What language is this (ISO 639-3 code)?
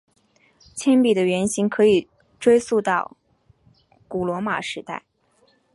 zho